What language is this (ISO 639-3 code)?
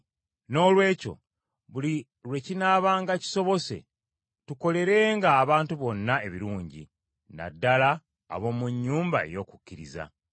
lug